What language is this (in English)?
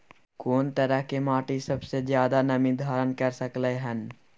Maithili